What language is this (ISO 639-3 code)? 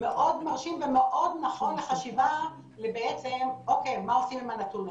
heb